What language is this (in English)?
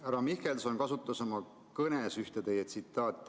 Estonian